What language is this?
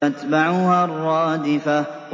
Arabic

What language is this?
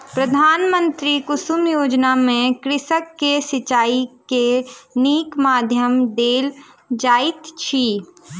Maithili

